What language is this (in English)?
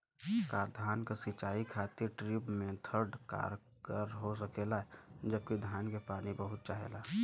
Bhojpuri